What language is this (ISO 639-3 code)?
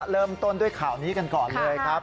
tha